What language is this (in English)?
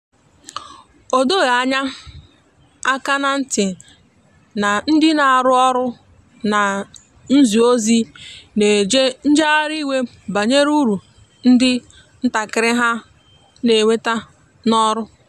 Igbo